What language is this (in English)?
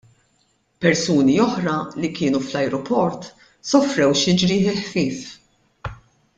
Maltese